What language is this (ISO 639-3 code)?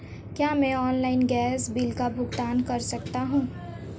hin